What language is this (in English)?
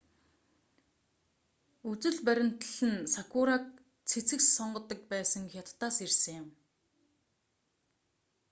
Mongolian